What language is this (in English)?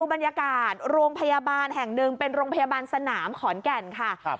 Thai